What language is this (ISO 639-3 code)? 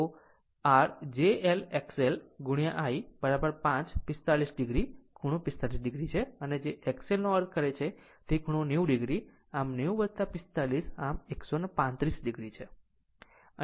guj